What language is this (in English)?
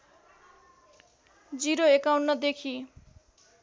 Nepali